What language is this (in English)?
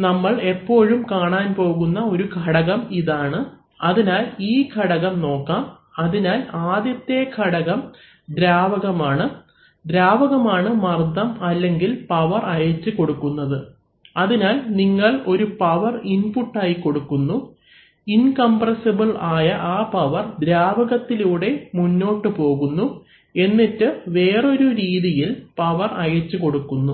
Malayalam